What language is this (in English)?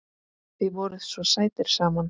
Icelandic